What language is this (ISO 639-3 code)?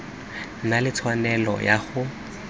tsn